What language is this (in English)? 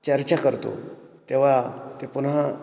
Marathi